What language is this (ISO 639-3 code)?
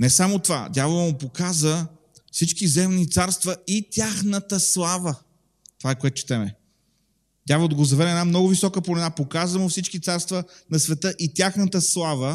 bul